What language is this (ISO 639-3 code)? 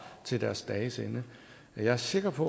dan